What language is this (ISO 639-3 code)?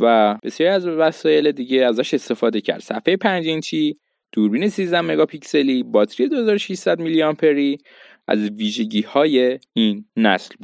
fas